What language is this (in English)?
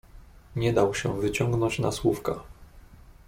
Polish